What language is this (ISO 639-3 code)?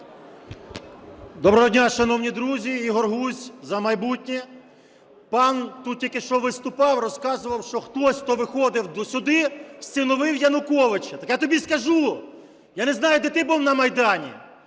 ukr